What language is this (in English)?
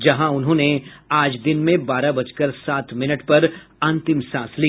Hindi